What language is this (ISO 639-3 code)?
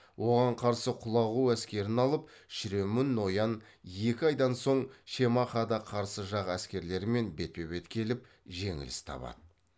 kaz